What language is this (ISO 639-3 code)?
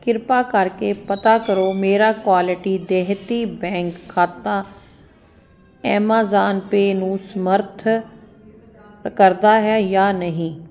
pan